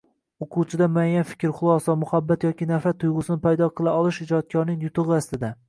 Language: Uzbek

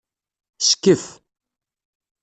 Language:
Kabyle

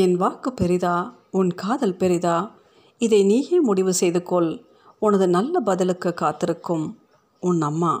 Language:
Tamil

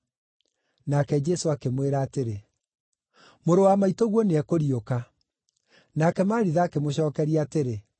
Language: Kikuyu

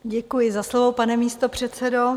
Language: Czech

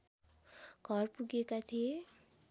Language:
Nepali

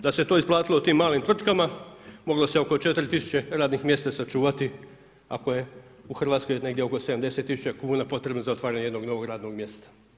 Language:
Croatian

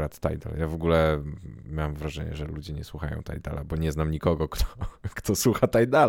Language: Polish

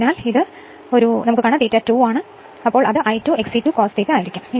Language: Malayalam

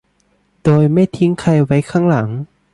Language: Thai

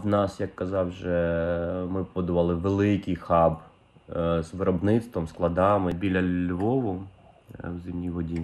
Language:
Ukrainian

